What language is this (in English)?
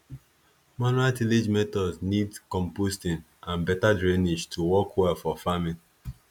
Nigerian Pidgin